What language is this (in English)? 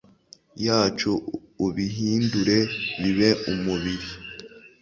Kinyarwanda